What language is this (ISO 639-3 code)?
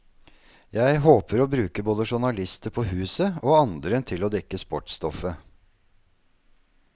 nor